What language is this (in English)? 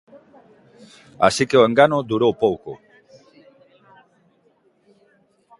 Galician